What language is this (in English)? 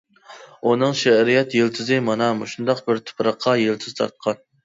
Uyghur